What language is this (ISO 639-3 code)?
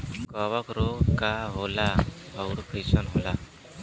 bho